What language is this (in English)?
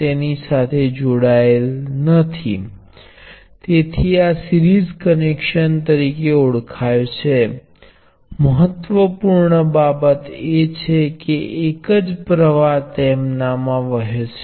Gujarati